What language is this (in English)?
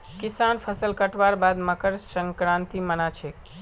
Magahi